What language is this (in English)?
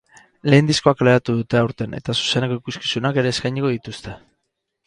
Basque